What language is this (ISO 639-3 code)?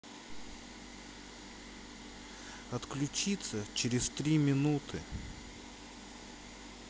rus